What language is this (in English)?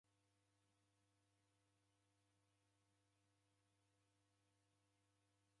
Taita